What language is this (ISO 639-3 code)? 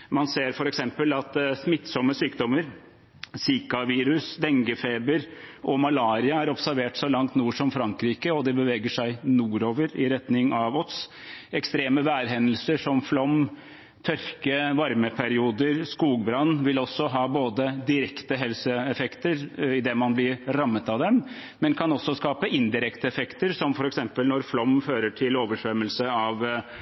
nob